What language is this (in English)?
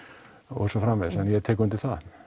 Icelandic